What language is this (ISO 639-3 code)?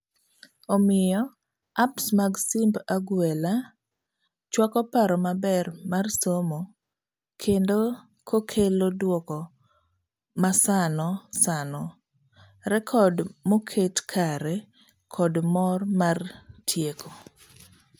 luo